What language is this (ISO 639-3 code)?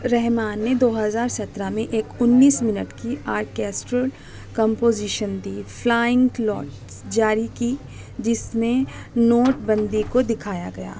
urd